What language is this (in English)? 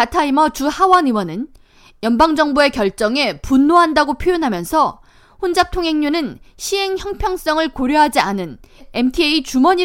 Korean